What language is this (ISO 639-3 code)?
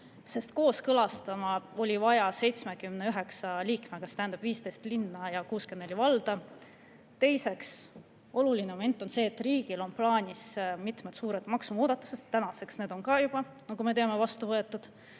est